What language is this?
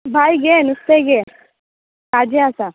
Konkani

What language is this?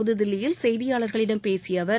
Tamil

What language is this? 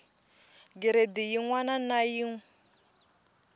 Tsonga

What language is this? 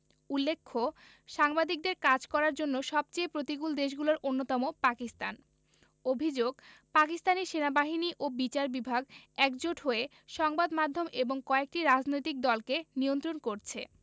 Bangla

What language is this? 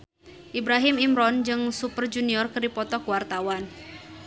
Sundanese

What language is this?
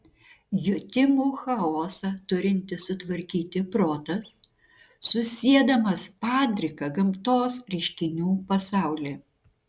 Lithuanian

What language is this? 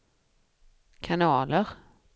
Swedish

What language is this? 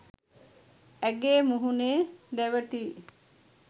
Sinhala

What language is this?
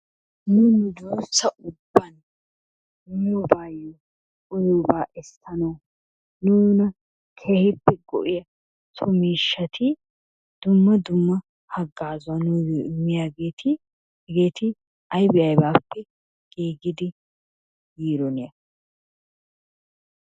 Wolaytta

